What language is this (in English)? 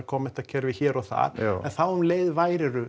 Icelandic